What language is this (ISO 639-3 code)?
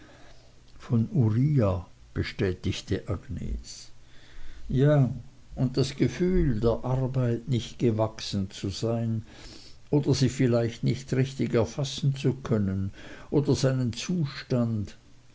deu